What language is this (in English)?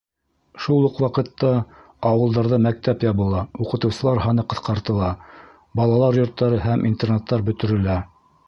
Bashkir